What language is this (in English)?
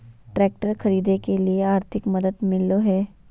Magahi